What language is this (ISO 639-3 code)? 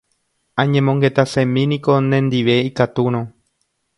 grn